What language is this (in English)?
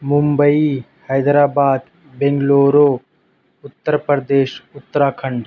Urdu